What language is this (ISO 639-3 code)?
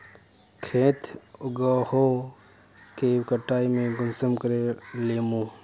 mag